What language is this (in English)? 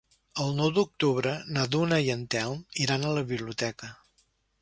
Catalan